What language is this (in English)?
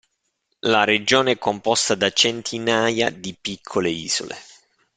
Italian